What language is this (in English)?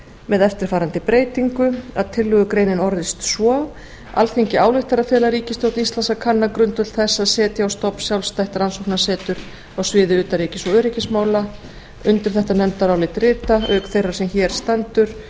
Icelandic